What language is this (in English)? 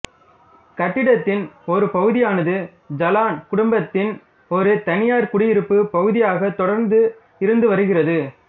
Tamil